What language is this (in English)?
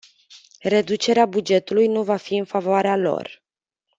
Romanian